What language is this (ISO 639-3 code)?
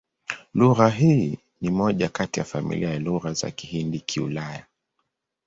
swa